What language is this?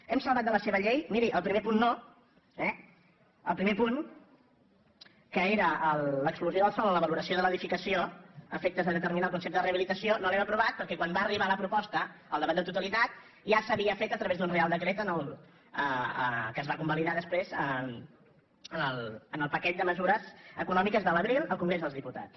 Catalan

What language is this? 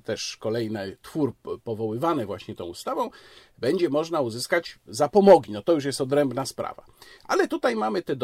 Polish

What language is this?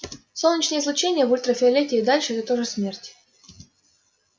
Russian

